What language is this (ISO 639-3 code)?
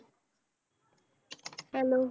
pan